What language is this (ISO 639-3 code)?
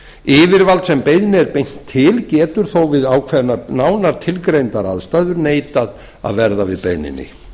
isl